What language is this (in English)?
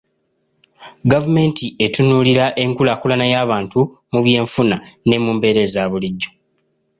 Ganda